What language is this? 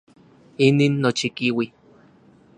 Central Puebla Nahuatl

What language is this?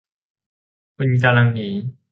Thai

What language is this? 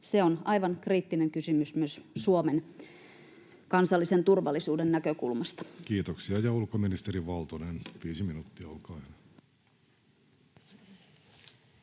Finnish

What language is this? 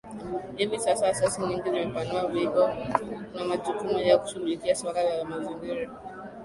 Swahili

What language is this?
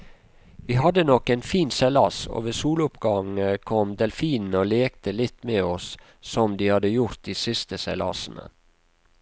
Norwegian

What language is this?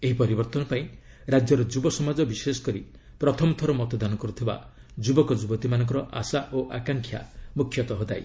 Odia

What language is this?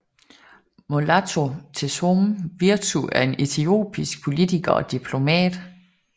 Danish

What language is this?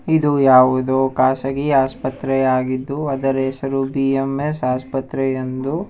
Kannada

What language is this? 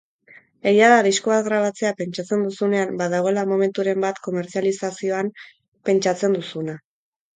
Basque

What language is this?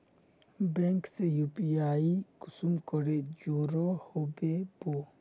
Magahi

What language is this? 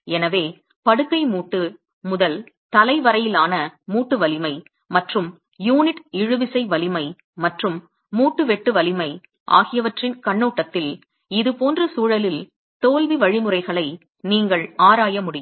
Tamil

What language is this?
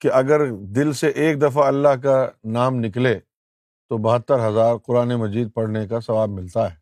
Urdu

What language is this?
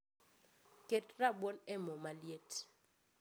Luo (Kenya and Tanzania)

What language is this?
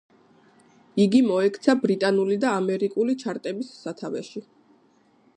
Georgian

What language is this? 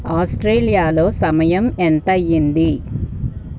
Telugu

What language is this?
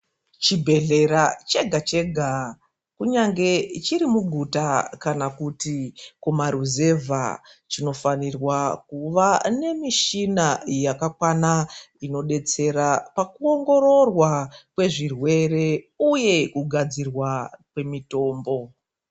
Ndau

